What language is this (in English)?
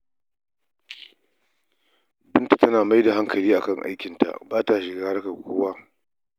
Hausa